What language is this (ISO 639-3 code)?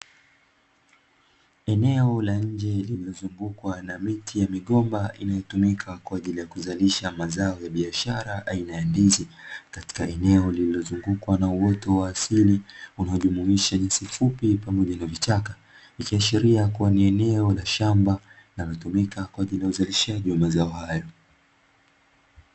swa